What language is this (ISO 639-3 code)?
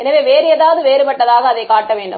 tam